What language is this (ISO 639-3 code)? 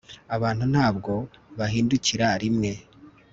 kin